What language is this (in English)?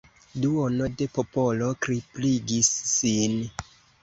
Esperanto